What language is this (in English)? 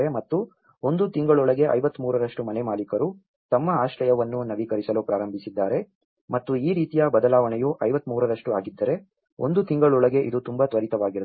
Kannada